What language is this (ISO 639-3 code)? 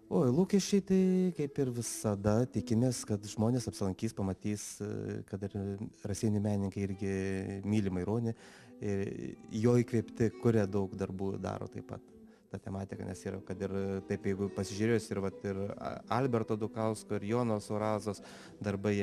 lit